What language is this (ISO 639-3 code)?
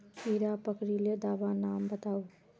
mag